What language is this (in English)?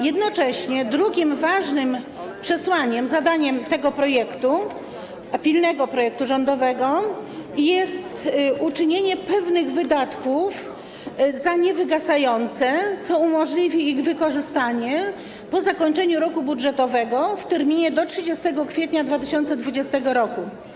Polish